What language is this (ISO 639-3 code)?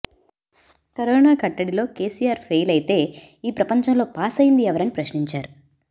tel